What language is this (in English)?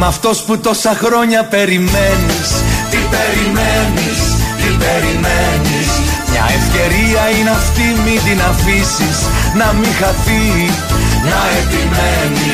Greek